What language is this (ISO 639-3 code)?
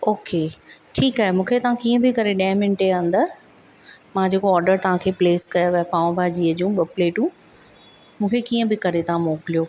snd